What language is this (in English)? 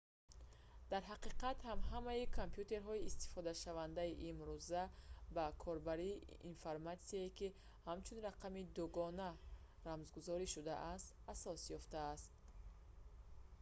Tajik